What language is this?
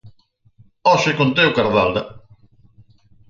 Galician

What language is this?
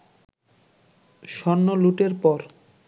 Bangla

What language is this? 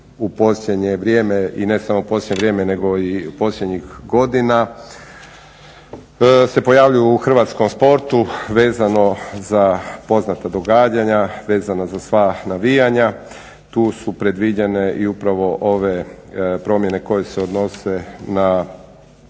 Croatian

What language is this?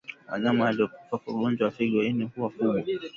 Swahili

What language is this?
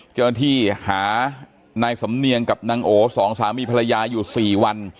Thai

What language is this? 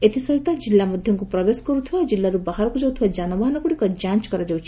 Odia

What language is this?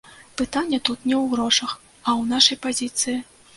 Belarusian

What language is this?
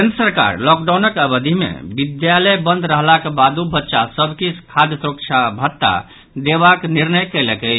Maithili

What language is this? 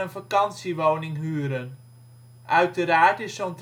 Dutch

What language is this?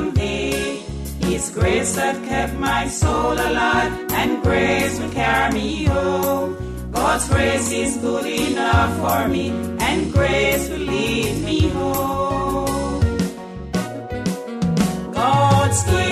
Filipino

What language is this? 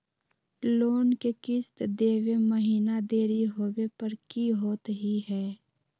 Magahi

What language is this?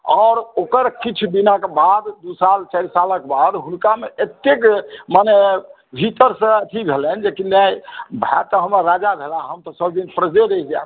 Maithili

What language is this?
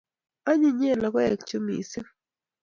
Kalenjin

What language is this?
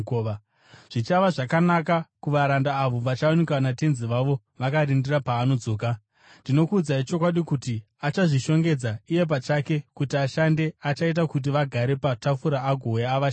Shona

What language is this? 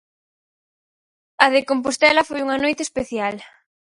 Galician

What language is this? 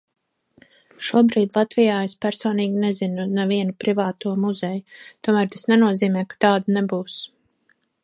Latvian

